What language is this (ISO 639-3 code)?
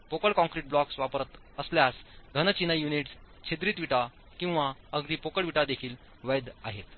mar